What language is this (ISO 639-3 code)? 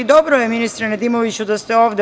srp